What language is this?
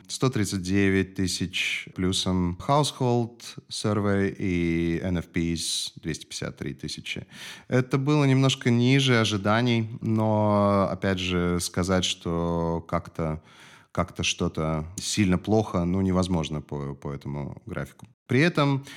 Russian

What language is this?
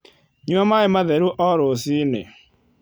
Kikuyu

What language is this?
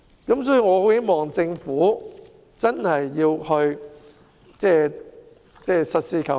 Cantonese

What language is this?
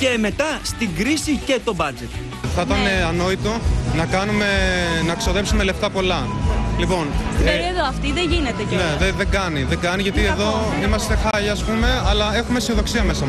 Greek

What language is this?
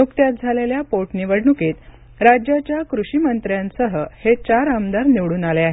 Marathi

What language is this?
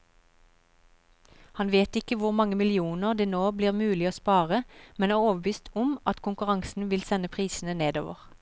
Norwegian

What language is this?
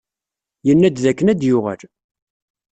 Kabyle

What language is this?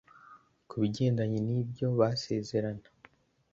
Kinyarwanda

